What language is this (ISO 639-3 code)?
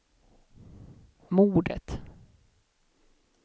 swe